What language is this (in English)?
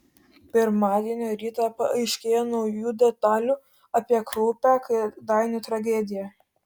Lithuanian